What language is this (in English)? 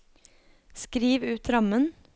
Norwegian